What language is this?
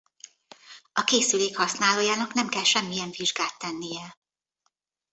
Hungarian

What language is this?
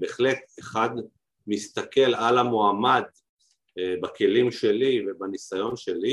Hebrew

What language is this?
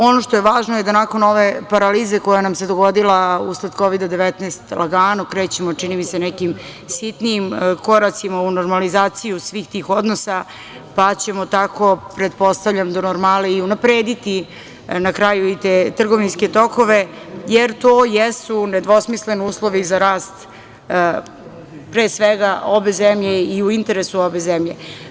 Serbian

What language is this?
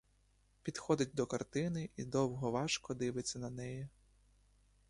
Ukrainian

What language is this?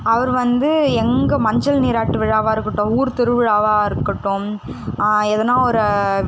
Tamil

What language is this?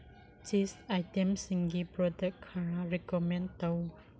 Manipuri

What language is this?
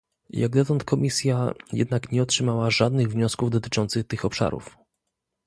Polish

